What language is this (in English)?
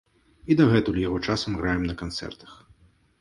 Belarusian